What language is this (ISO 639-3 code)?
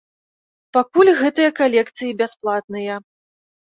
bel